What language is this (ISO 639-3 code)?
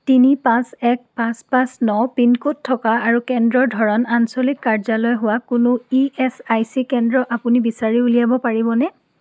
asm